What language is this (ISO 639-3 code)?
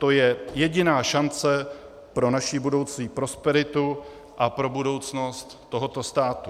ces